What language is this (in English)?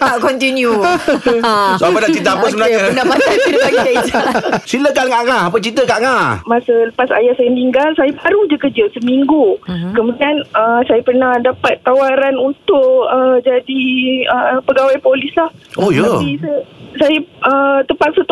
Malay